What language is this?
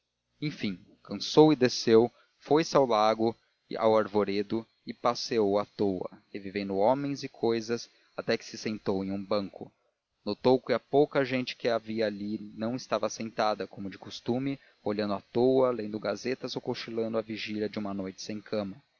Portuguese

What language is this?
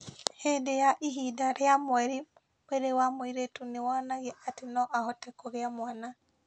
Kikuyu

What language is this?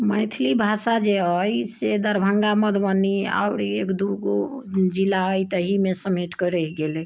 Maithili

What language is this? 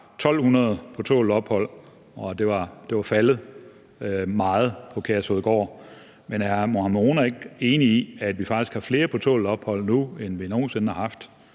Danish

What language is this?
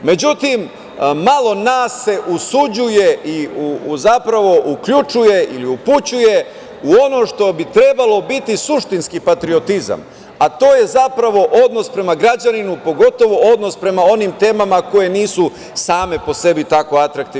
Serbian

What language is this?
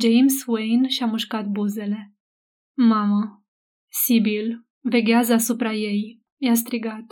Romanian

